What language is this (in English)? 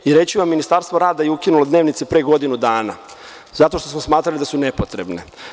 Serbian